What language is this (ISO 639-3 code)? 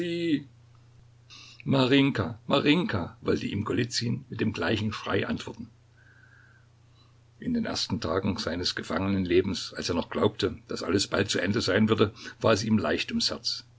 deu